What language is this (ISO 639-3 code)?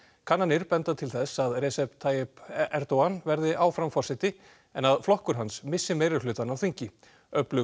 isl